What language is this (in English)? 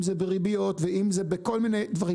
Hebrew